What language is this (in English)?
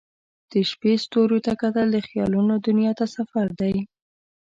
Pashto